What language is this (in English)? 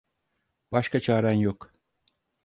Turkish